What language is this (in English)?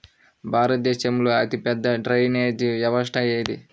Telugu